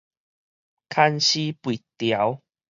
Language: Min Nan Chinese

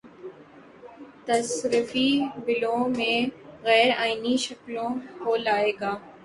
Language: Urdu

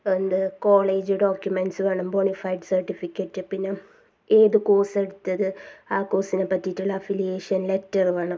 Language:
Malayalam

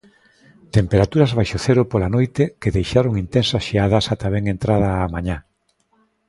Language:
Galician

